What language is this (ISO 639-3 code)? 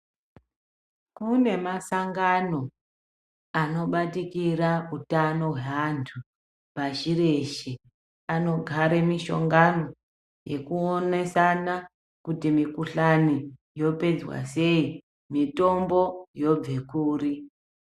ndc